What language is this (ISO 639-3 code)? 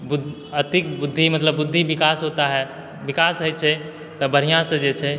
mai